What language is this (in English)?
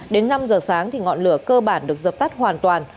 Vietnamese